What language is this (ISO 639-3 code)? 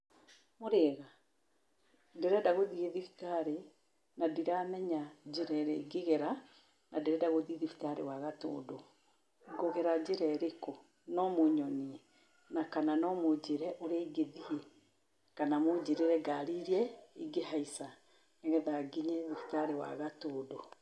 kik